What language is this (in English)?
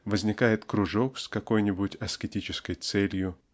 Russian